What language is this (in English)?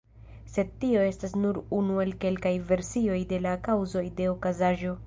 Esperanto